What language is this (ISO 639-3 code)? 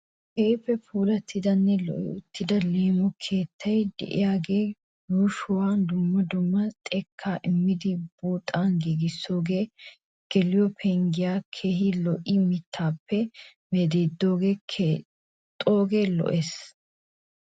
wal